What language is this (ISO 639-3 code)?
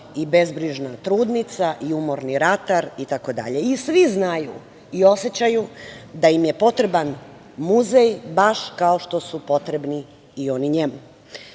srp